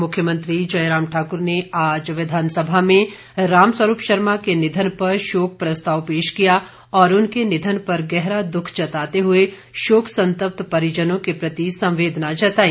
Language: Hindi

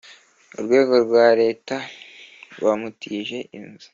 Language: Kinyarwanda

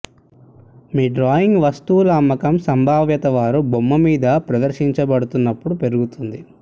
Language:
Telugu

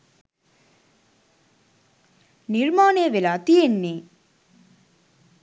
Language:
Sinhala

